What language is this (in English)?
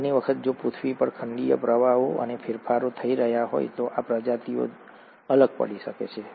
Gujarati